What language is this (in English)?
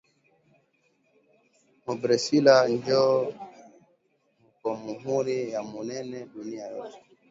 Swahili